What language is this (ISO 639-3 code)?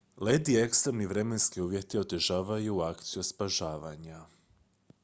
hrv